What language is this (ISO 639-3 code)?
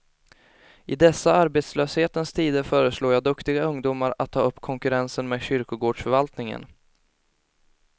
swe